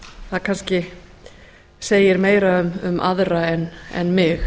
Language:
Icelandic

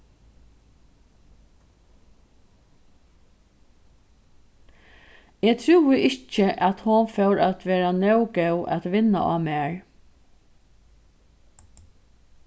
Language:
Faroese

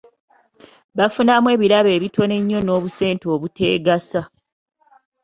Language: Ganda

